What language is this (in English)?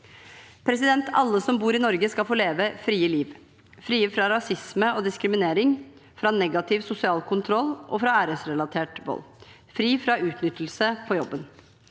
Norwegian